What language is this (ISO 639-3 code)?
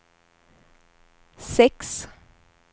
swe